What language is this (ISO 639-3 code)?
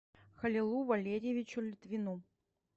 rus